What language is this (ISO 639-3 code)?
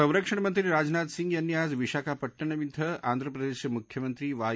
mar